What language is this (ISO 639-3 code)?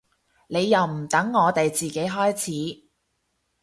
yue